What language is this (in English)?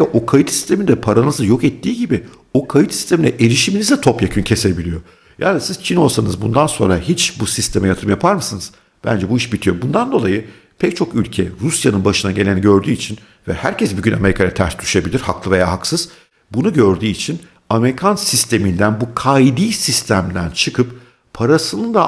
Turkish